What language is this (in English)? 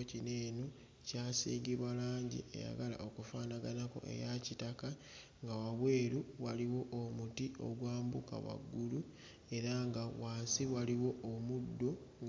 Ganda